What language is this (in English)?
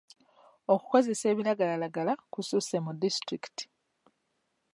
Ganda